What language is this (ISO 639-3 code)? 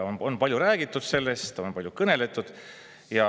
est